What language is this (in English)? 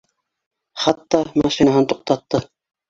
Bashkir